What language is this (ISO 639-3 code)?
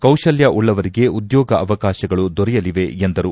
kan